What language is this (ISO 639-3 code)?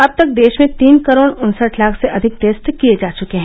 hin